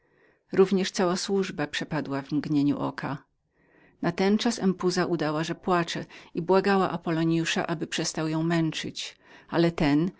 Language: Polish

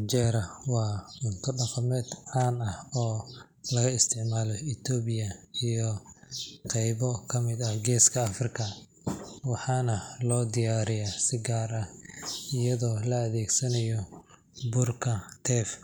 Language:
Somali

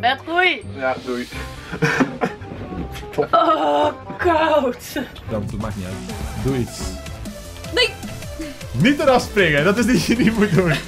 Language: Dutch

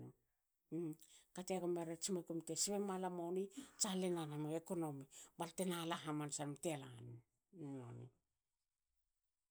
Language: Hakö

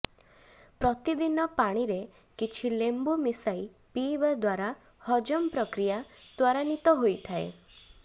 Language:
Odia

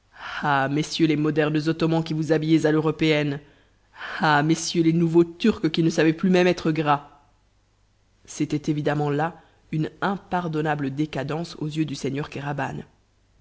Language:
French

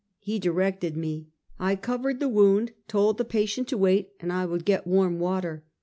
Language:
English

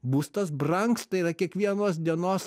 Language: Lithuanian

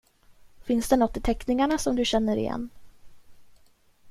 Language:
Swedish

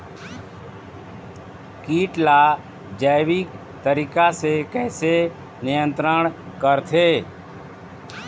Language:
Chhattisgarhi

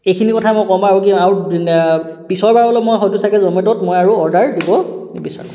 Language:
Assamese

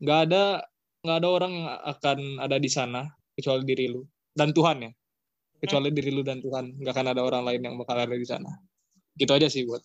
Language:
Indonesian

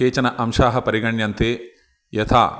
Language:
Sanskrit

